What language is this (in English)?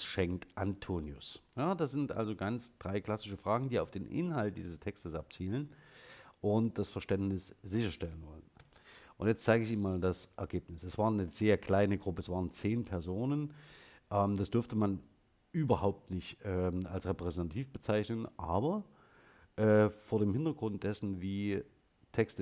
German